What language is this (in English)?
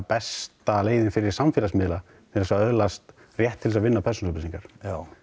Icelandic